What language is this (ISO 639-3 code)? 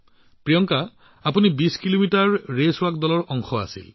asm